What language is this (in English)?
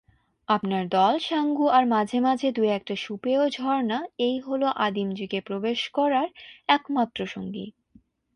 Bangla